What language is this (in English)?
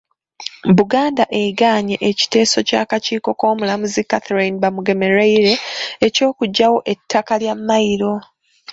Ganda